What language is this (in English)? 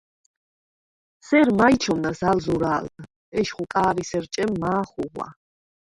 Svan